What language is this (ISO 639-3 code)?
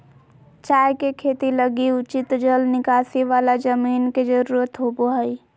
mag